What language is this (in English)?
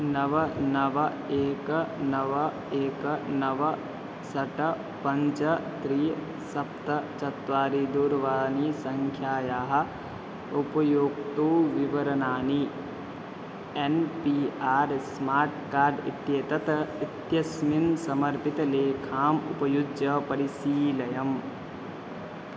Sanskrit